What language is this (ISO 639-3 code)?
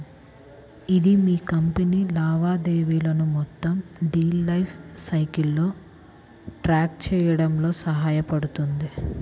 tel